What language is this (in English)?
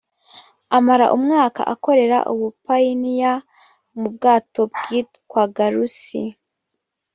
Kinyarwanda